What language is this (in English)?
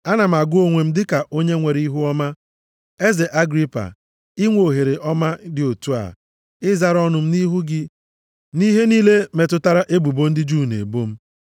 Igbo